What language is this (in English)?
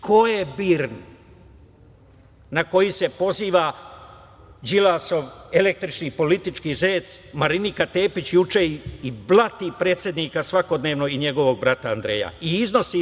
Serbian